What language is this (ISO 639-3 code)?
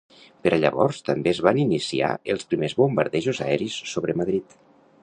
cat